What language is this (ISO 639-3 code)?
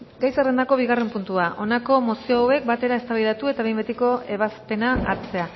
eus